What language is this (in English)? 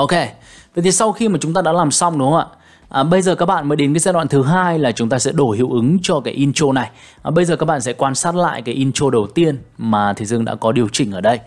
Vietnamese